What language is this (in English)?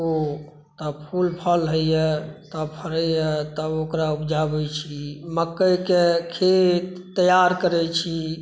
Maithili